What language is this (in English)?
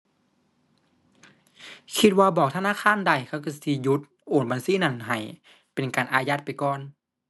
Thai